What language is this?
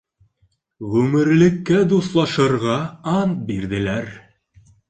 Bashkir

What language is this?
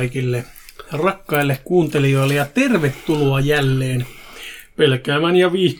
Finnish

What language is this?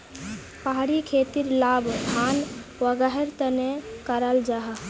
Magahi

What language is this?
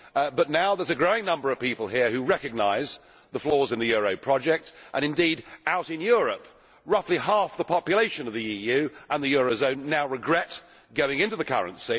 English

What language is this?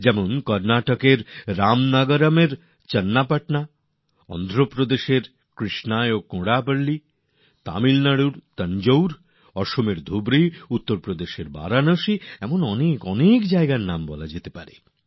Bangla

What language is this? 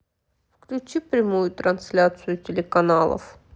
Russian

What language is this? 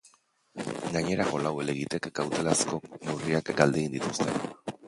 Basque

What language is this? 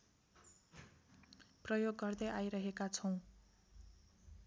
Nepali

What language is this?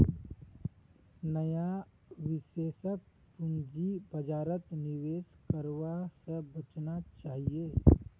Magahi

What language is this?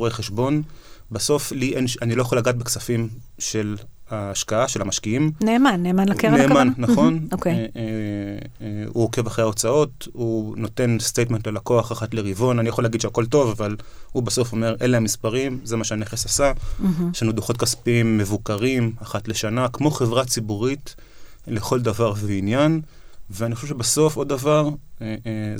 Hebrew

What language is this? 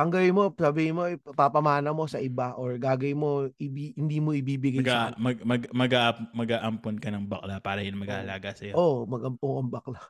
Filipino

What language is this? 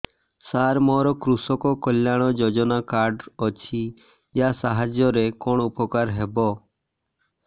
Odia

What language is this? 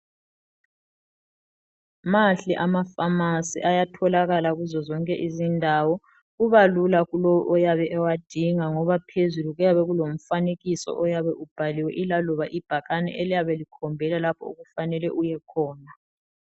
North Ndebele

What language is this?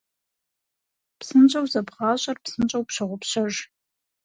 Kabardian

